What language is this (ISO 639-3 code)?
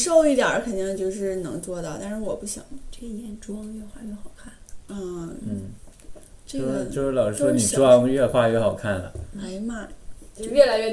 zho